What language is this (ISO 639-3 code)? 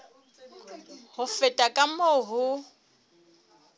sot